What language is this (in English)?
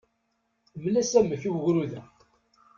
Kabyle